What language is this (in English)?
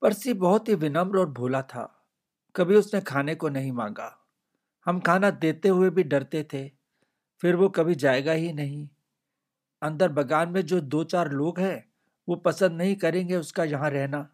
Hindi